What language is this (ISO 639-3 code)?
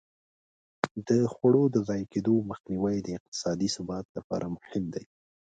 pus